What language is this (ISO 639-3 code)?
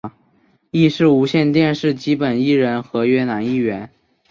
zho